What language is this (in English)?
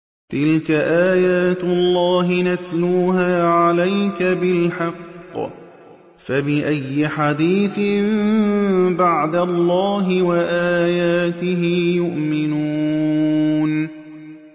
Arabic